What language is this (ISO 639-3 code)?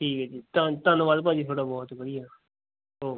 pan